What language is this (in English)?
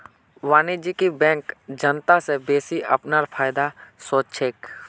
Magahi